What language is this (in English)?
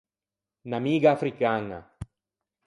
Ligurian